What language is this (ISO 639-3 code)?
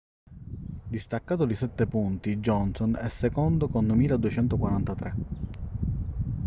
ita